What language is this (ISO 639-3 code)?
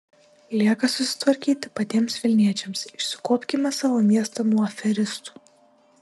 lit